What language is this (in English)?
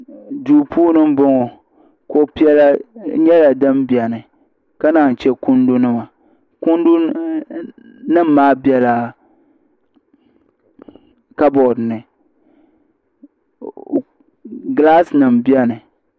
Dagbani